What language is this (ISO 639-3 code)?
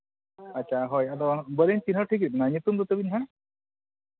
sat